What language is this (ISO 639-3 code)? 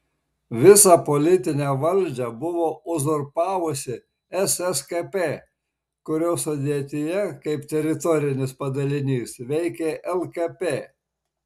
lit